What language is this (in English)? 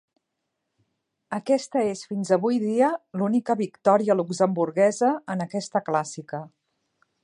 Catalan